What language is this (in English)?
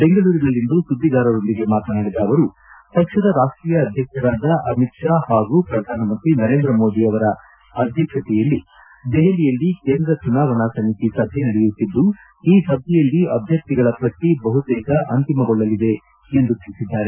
Kannada